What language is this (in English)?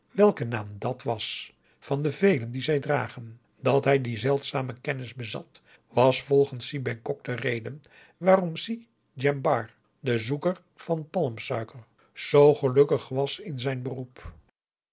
Dutch